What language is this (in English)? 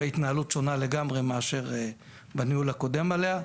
Hebrew